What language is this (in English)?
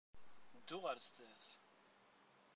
Kabyle